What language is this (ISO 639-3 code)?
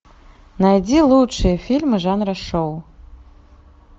rus